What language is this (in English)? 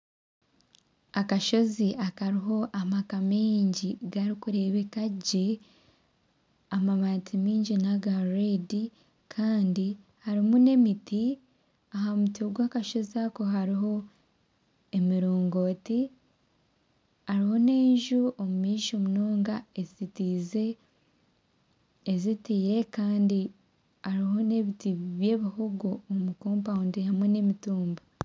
Nyankole